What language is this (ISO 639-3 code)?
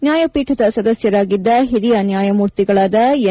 kan